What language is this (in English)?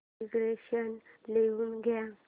Marathi